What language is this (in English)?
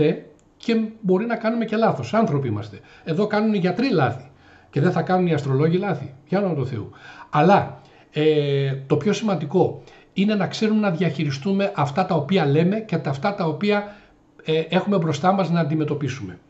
Greek